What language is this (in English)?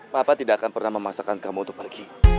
Indonesian